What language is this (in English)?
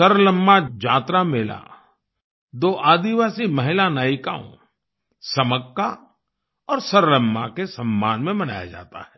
Hindi